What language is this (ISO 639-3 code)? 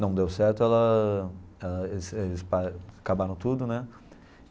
por